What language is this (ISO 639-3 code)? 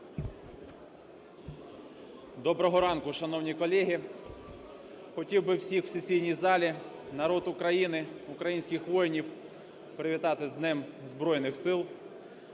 ukr